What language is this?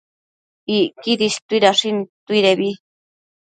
Matsés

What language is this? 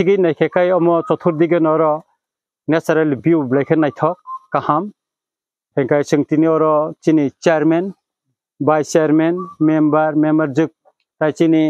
Thai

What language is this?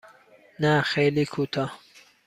Persian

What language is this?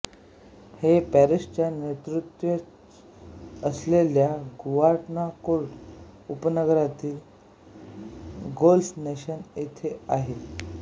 Marathi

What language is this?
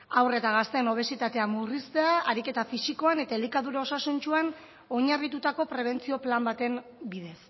Basque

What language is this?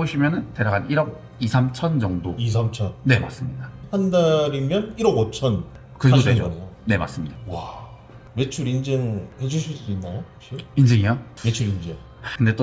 Korean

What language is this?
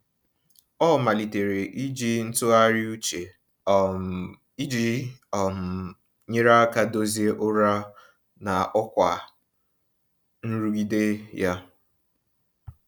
Igbo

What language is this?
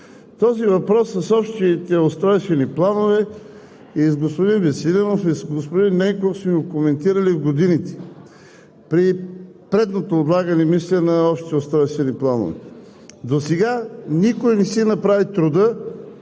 Bulgarian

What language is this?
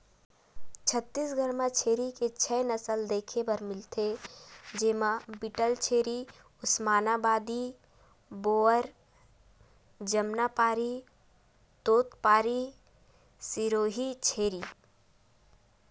Chhattisgarhi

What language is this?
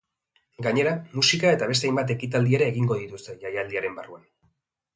Basque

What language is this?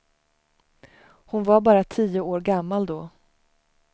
Swedish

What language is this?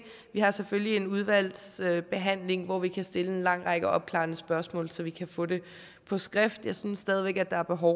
Danish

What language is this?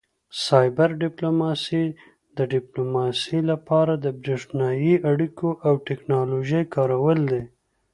Pashto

